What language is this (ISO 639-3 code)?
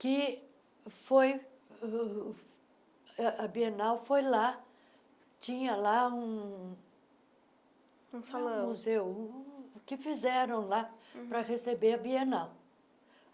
por